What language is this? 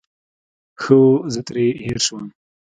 Pashto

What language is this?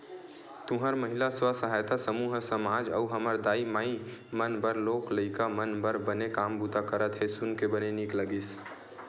Chhattisgarhi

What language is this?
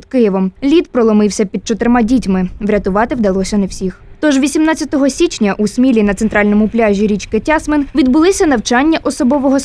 Ukrainian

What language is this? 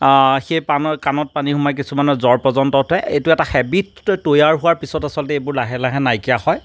Assamese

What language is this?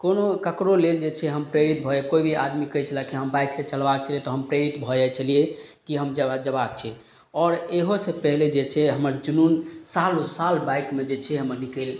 Maithili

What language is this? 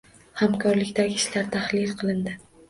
Uzbek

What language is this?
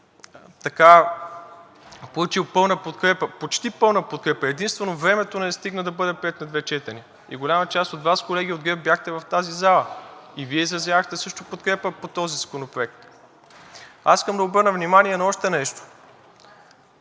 Bulgarian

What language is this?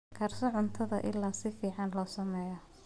Somali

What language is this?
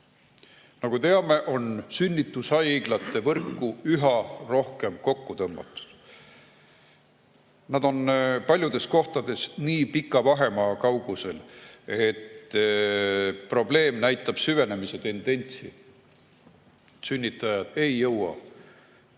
Estonian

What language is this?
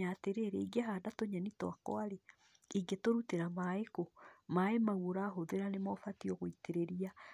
Kikuyu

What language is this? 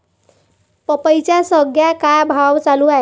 Marathi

